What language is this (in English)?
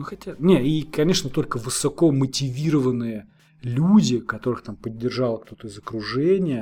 Russian